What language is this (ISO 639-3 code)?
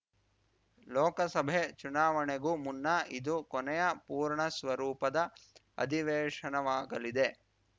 kan